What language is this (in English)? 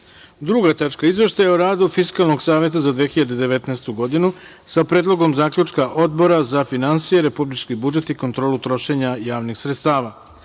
Serbian